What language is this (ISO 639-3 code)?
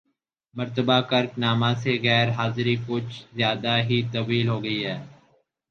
urd